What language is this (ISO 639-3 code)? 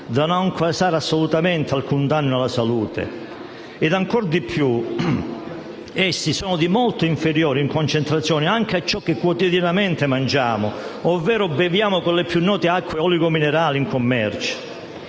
ita